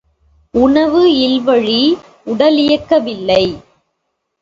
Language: Tamil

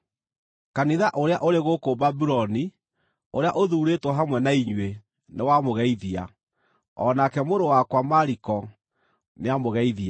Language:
Kikuyu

